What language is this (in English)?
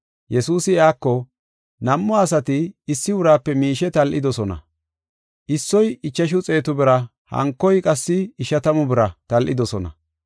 Gofa